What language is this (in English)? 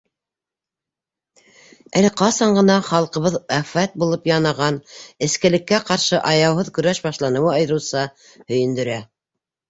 Bashkir